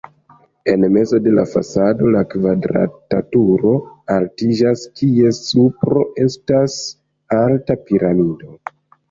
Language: Esperanto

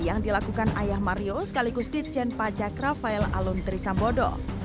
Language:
Indonesian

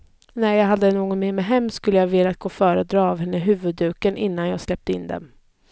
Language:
Swedish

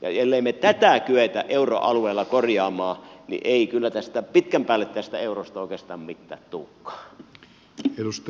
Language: Finnish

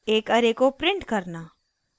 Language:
Hindi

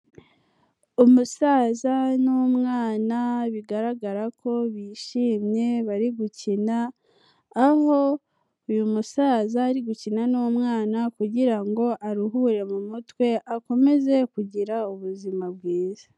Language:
Kinyarwanda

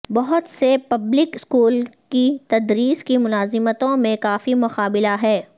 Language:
Urdu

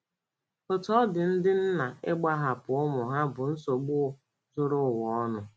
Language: Igbo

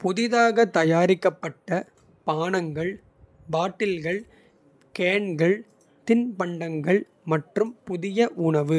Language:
Kota (India)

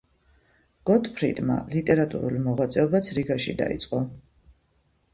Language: Georgian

